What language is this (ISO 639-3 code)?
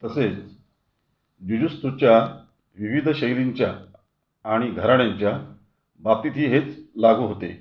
mar